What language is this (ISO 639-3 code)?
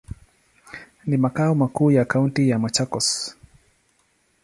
swa